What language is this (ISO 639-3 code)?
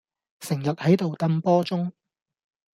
yue